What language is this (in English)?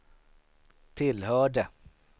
Swedish